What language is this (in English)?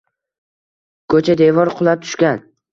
Uzbek